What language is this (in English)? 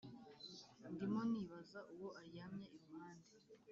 Kinyarwanda